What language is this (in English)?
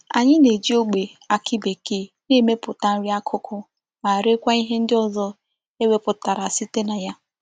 Igbo